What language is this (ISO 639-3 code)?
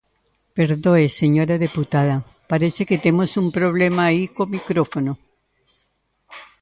glg